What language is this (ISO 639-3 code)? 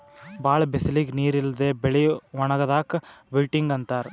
kan